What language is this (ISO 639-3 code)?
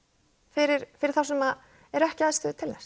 isl